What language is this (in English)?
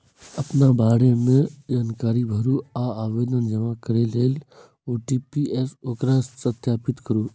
Maithili